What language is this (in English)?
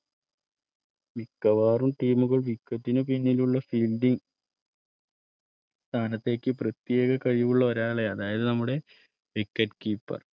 Malayalam